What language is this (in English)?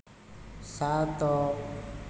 Odia